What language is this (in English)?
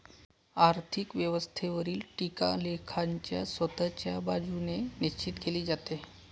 Marathi